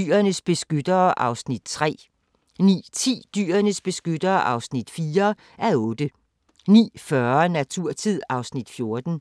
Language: Danish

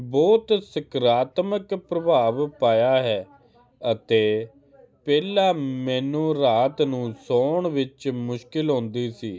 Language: Punjabi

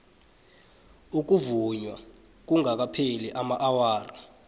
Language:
South Ndebele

